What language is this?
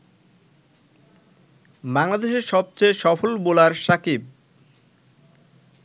Bangla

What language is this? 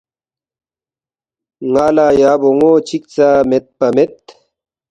Balti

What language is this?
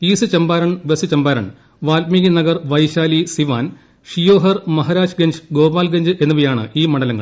Malayalam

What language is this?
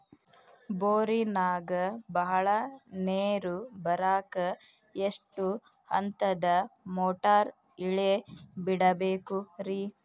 Kannada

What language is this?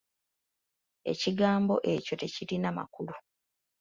Ganda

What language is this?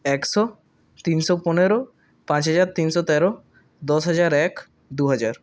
Bangla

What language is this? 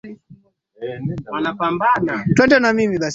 Swahili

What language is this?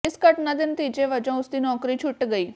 Punjabi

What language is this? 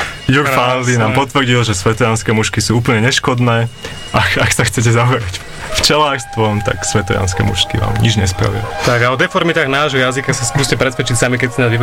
Slovak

